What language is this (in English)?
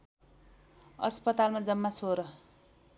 Nepali